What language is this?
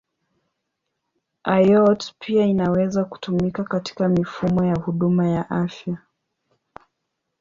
Swahili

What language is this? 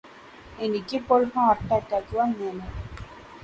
Malayalam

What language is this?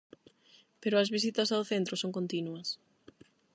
Galician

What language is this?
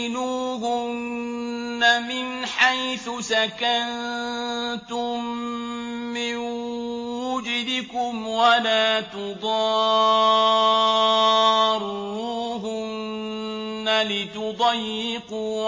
Arabic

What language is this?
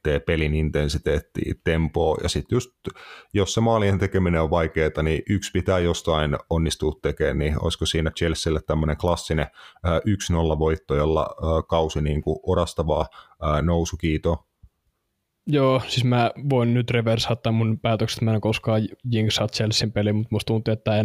Finnish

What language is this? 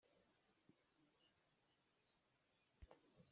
Hakha Chin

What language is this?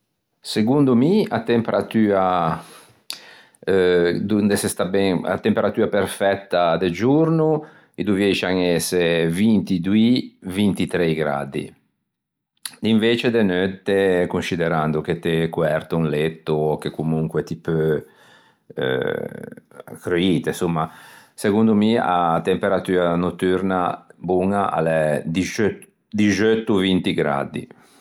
Ligurian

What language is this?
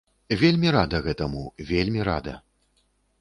Belarusian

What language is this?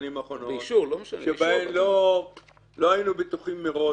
Hebrew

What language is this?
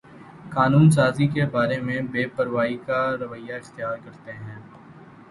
Urdu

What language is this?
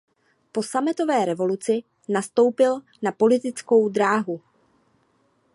Czech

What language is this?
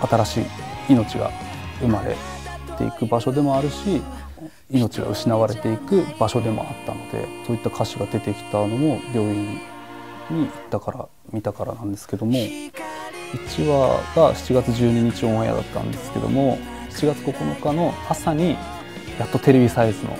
Japanese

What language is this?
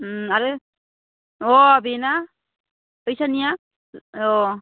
Bodo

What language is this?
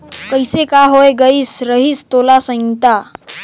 Chhattisgarhi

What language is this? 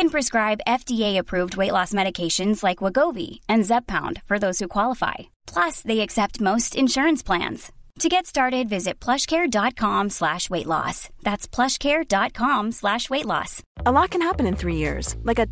Swedish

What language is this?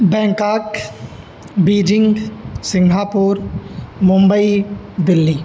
Sanskrit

